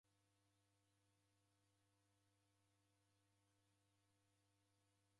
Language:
Taita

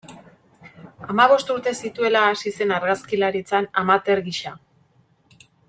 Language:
Basque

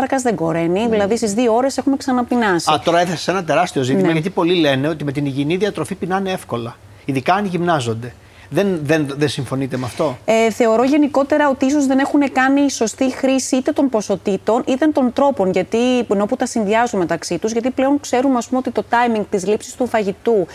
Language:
Greek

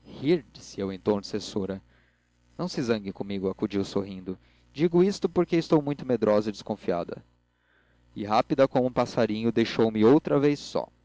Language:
Portuguese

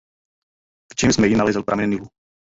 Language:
Czech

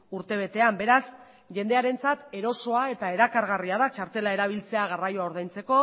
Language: Basque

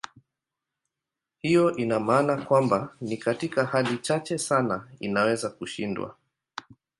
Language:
Swahili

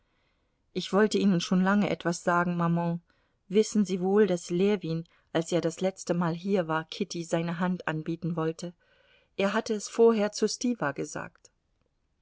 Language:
German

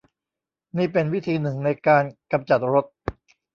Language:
Thai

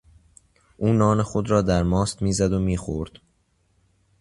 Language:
Persian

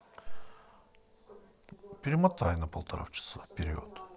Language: Russian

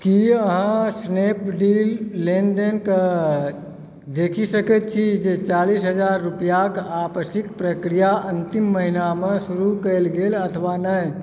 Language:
Maithili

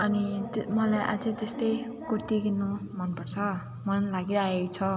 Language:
Nepali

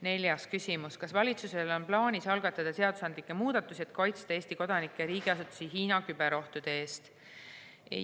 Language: Estonian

